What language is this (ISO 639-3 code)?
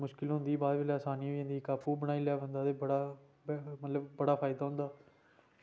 doi